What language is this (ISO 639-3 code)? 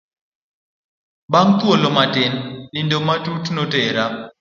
luo